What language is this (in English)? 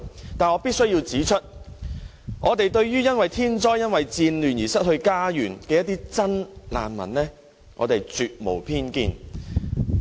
Cantonese